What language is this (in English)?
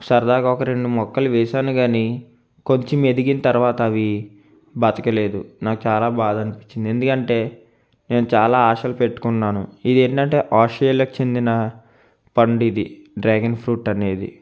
Telugu